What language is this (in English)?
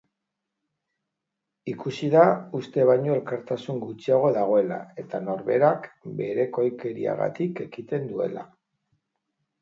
Basque